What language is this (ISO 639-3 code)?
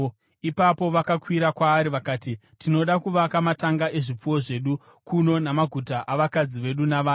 sna